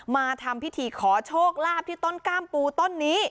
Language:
Thai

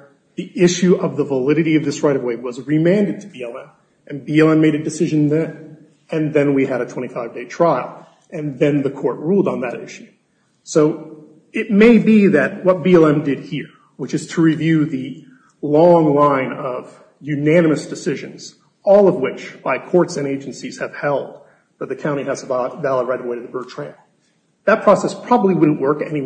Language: English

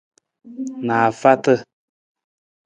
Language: Nawdm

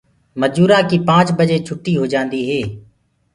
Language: Gurgula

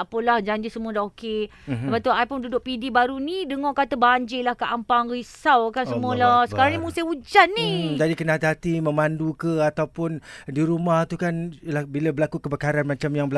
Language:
Malay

